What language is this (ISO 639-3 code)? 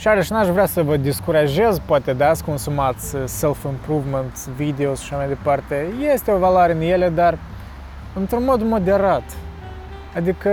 ron